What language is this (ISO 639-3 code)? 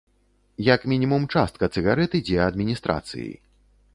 bel